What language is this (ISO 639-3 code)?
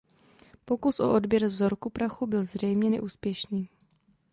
ces